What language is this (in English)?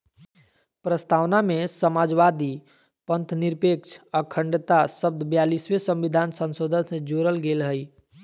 Magahi